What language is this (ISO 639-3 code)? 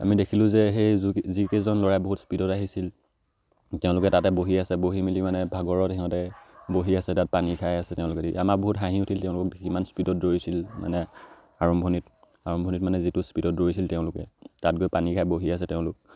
asm